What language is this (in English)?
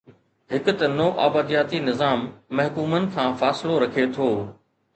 Sindhi